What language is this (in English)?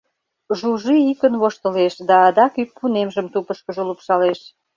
Mari